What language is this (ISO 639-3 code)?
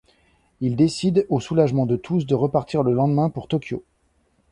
fra